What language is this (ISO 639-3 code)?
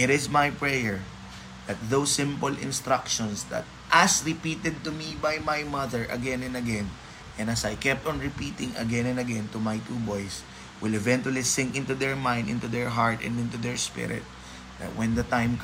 fil